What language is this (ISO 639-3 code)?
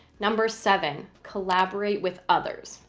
eng